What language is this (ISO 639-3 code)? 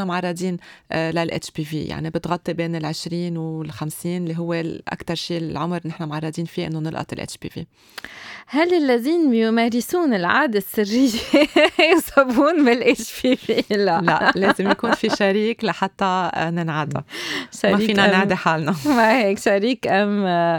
ara